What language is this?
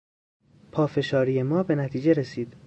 Persian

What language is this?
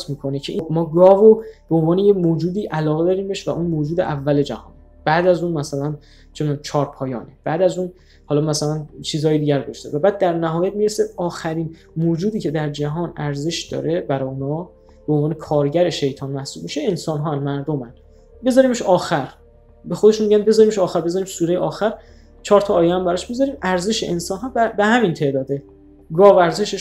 Persian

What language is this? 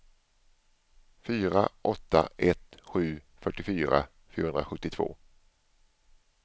Swedish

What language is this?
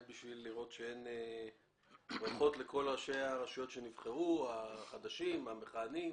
Hebrew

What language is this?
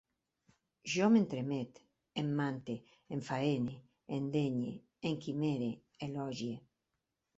Catalan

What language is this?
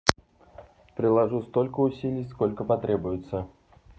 Russian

